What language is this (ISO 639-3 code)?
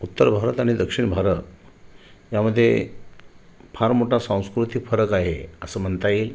mar